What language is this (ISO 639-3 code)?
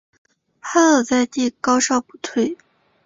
zho